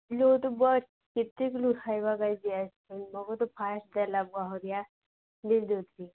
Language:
Odia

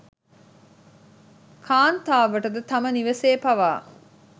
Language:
Sinhala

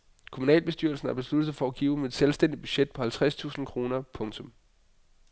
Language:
Danish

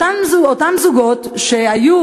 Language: Hebrew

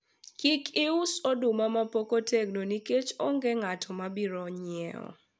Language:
Luo (Kenya and Tanzania)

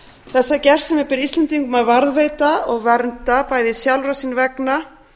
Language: Icelandic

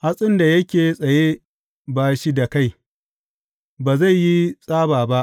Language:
Hausa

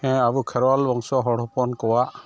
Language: Santali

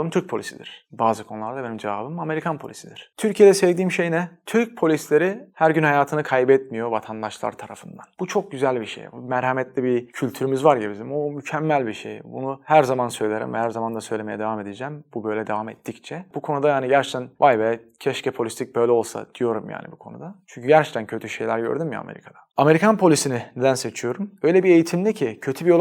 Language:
Turkish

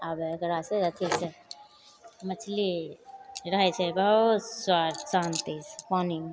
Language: Maithili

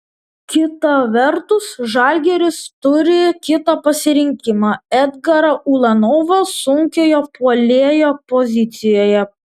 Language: Lithuanian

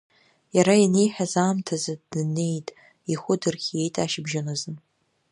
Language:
Abkhazian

